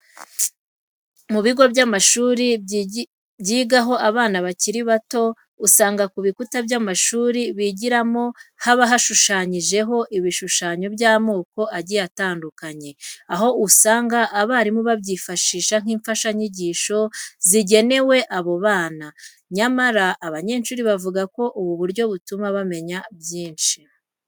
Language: Kinyarwanda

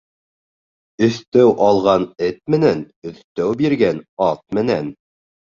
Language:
Bashkir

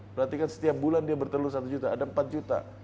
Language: Indonesian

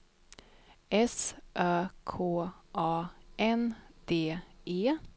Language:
Swedish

